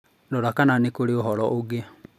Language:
Kikuyu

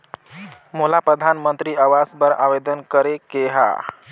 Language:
Chhattisgarhi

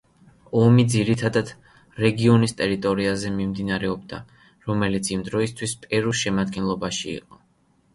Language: Georgian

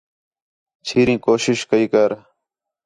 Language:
Khetrani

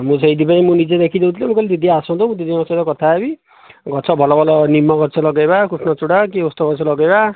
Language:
Odia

